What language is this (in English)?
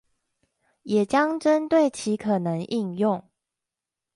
Chinese